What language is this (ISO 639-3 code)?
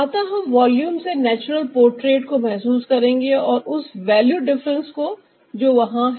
hin